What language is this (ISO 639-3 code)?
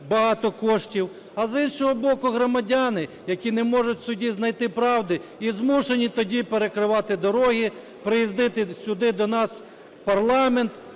ukr